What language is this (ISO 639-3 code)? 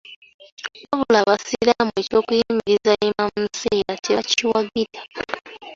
lug